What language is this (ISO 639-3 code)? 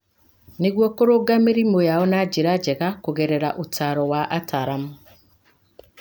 kik